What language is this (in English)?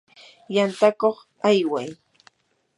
Yanahuanca Pasco Quechua